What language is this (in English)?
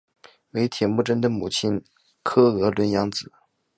Chinese